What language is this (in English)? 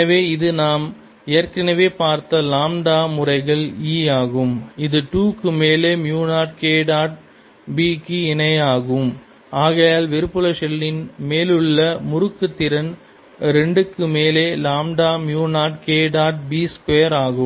Tamil